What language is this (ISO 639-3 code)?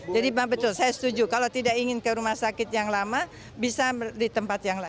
ind